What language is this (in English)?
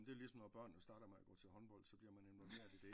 Danish